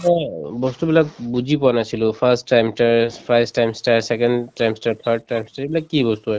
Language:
Assamese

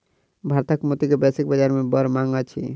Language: Maithili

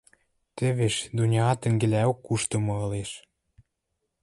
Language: Western Mari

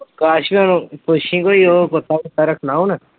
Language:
Punjabi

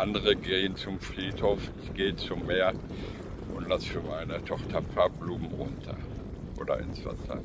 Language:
German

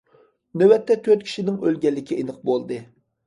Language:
Uyghur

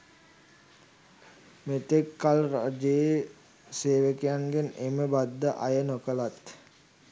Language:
Sinhala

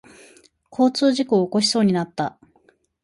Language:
Japanese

